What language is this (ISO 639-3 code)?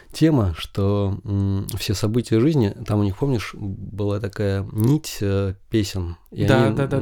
rus